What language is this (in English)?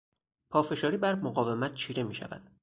Persian